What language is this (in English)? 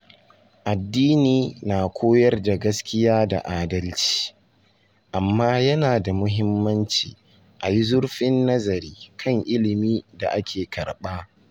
Hausa